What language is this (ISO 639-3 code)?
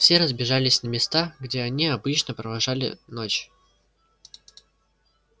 rus